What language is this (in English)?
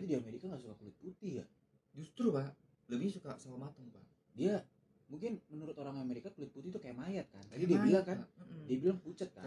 Indonesian